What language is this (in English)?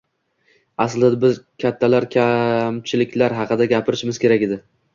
Uzbek